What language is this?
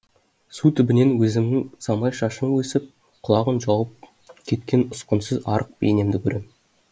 Kazakh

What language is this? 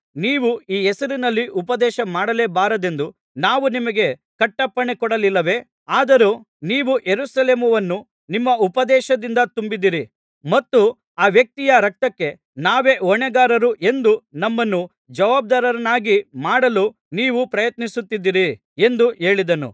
Kannada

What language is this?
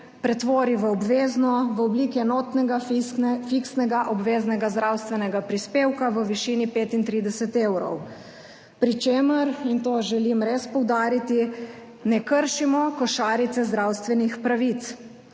Slovenian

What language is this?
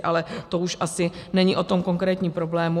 Czech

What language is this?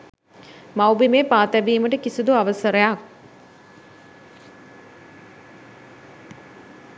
Sinhala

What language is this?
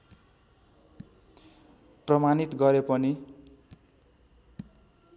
Nepali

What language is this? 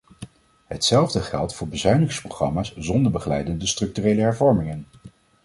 Dutch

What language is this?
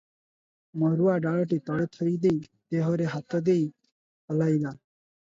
Odia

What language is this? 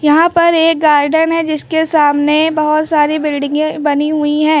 Hindi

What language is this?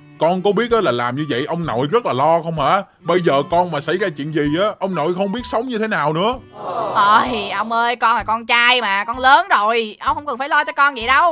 Vietnamese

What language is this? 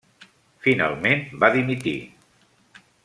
Catalan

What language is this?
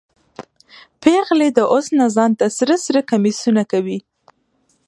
Pashto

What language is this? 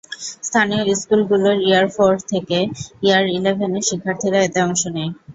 Bangla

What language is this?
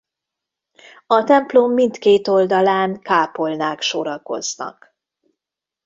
Hungarian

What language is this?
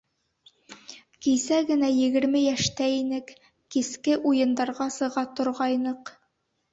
Bashkir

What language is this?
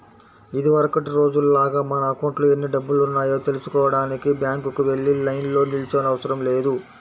Telugu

